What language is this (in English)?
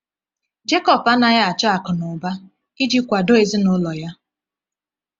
Igbo